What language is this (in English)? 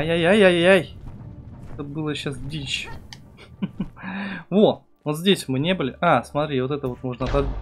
Russian